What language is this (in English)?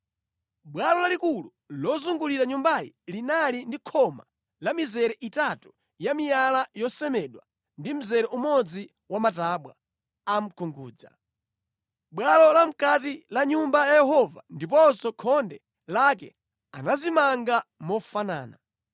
Nyanja